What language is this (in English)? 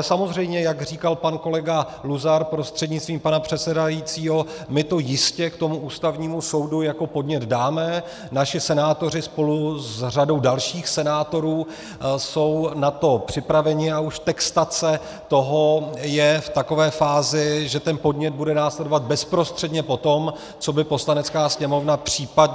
Czech